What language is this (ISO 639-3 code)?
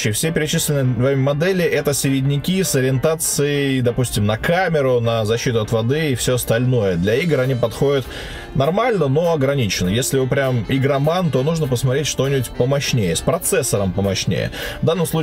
rus